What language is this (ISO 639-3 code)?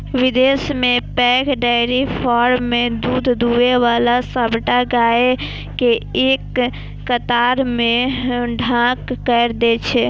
mai